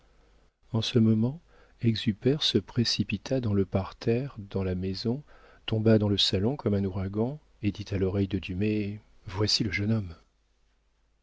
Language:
French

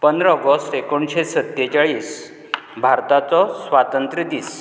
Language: Konkani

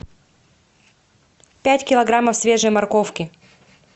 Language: Russian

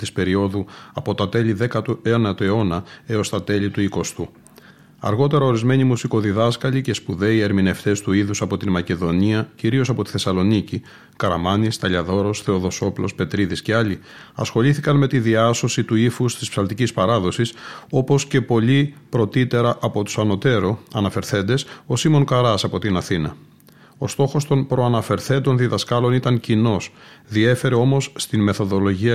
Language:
Greek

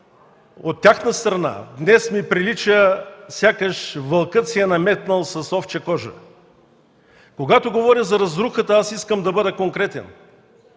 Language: Bulgarian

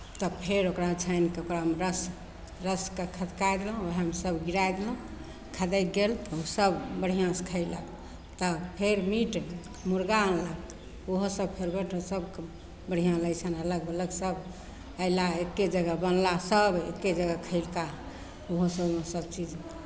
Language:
Maithili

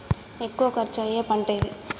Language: Telugu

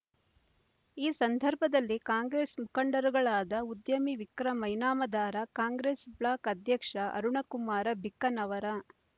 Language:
Kannada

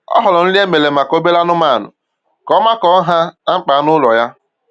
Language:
Igbo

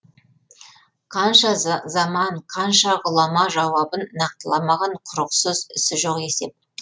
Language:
Kazakh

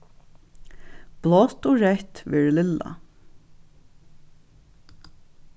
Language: Faroese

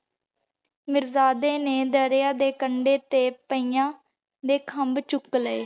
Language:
Punjabi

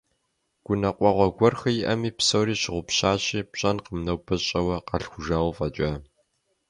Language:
Kabardian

